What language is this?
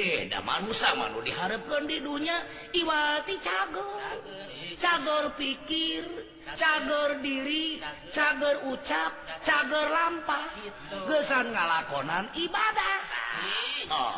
Indonesian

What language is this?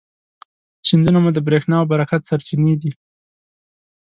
Pashto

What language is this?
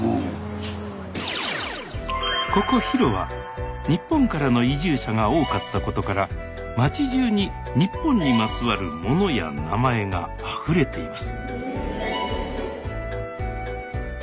Japanese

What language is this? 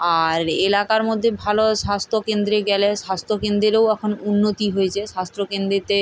Bangla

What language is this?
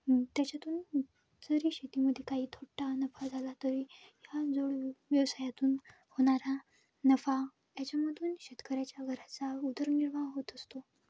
Marathi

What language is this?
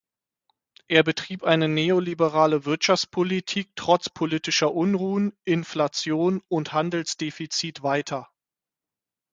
German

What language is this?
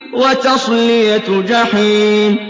Arabic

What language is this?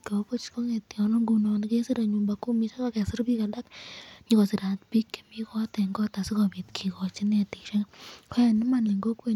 Kalenjin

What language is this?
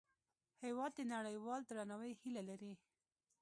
Pashto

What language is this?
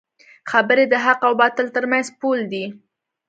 Pashto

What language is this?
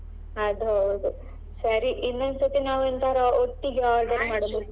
Kannada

